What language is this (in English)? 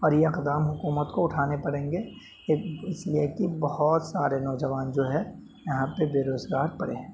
Urdu